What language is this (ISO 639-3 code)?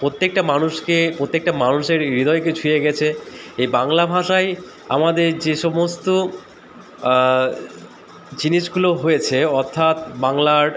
ben